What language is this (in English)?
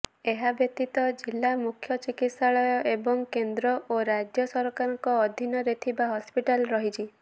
Odia